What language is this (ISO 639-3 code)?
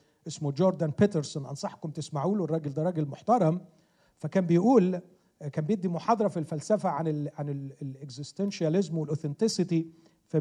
ara